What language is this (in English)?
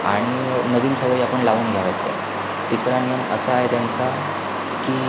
Marathi